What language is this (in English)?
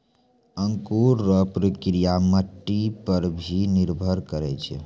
Maithili